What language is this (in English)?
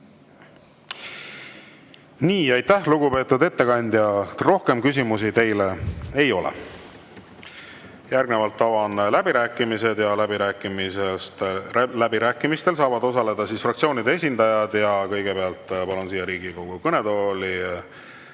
Estonian